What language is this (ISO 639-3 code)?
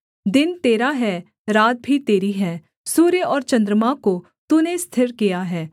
hin